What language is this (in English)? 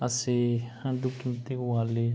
Manipuri